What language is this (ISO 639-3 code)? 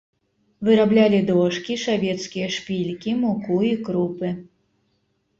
bel